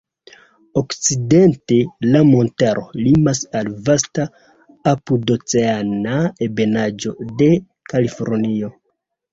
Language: Esperanto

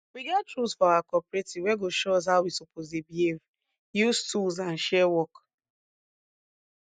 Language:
Nigerian Pidgin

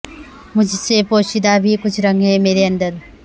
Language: Urdu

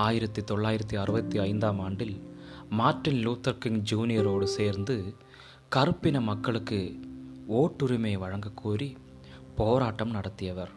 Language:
Tamil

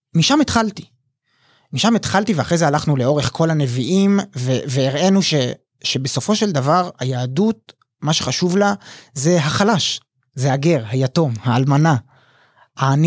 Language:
Hebrew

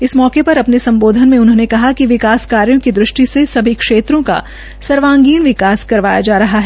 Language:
Hindi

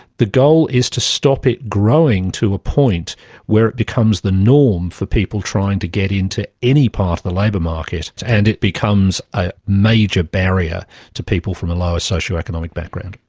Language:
English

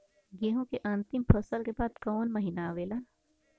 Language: Bhojpuri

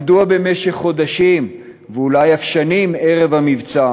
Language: Hebrew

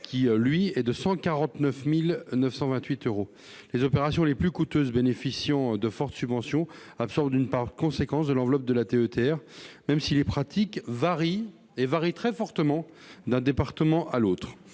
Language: French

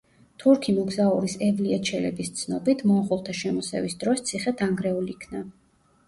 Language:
Georgian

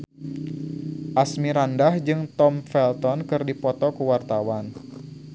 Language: Sundanese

